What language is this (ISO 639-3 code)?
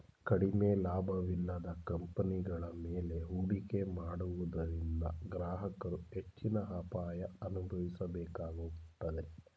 kan